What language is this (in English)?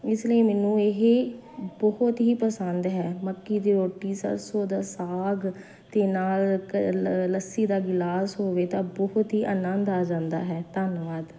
Punjabi